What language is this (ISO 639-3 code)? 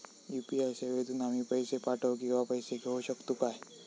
mar